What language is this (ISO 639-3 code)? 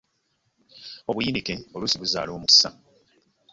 lug